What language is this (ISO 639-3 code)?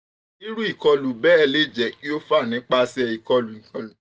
yor